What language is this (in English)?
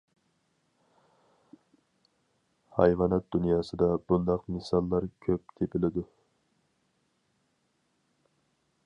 Uyghur